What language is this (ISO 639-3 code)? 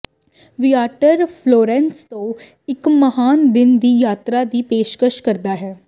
pan